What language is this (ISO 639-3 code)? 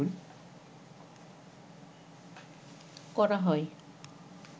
ben